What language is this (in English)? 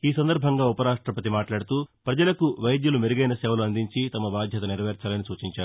Telugu